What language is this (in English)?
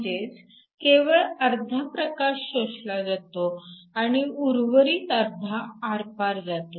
Marathi